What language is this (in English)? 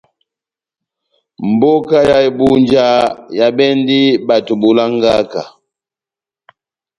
Batanga